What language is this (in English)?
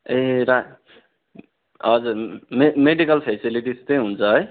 Nepali